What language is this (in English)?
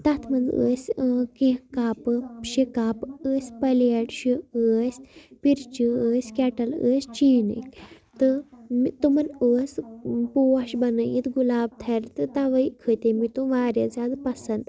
Kashmiri